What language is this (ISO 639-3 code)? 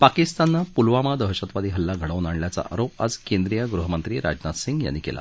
mar